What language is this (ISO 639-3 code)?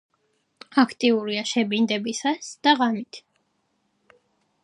kat